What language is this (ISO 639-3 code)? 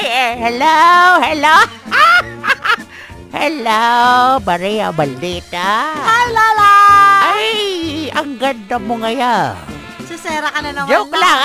fil